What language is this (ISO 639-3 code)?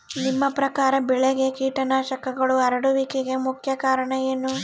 kan